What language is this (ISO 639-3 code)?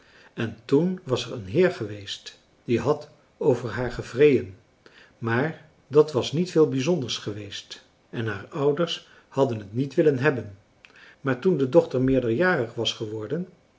nld